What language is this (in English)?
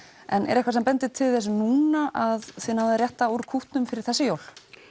Icelandic